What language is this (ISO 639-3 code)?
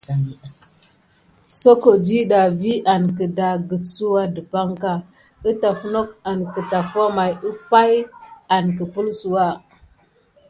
gid